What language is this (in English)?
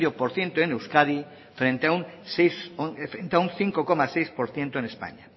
Spanish